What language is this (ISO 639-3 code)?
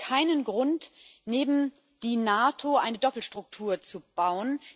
deu